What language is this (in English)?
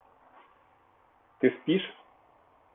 Russian